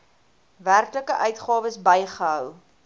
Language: Afrikaans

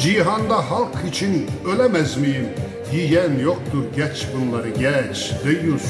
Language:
Turkish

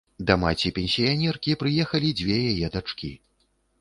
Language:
Belarusian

